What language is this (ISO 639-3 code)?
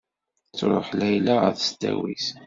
kab